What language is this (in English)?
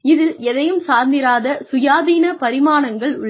Tamil